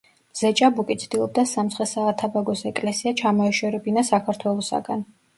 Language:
Georgian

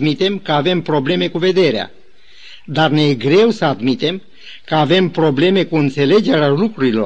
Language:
Romanian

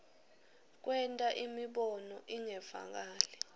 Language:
Swati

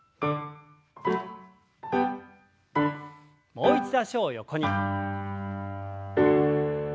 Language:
Japanese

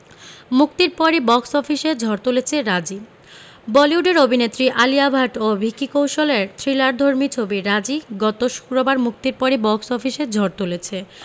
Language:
Bangla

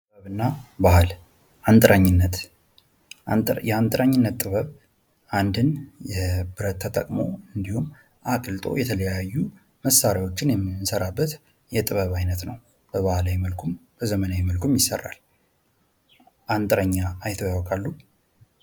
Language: Amharic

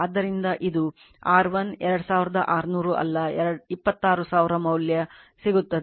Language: Kannada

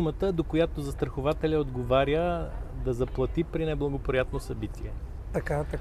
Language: Bulgarian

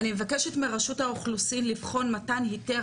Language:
Hebrew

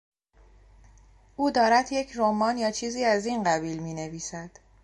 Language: Persian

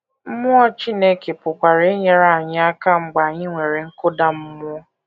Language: Igbo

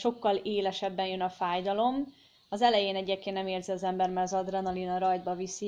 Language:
Hungarian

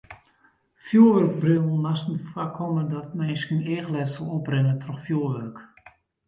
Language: Western Frisian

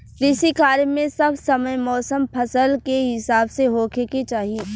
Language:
Bhojpuri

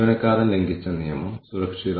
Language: Malayalam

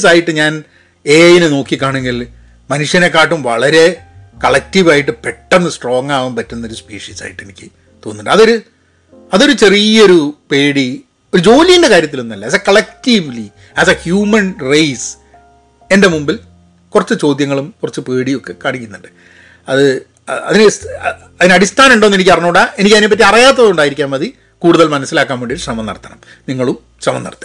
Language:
Malayalam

